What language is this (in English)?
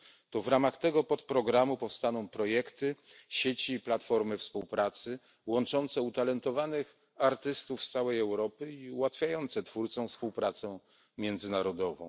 Polish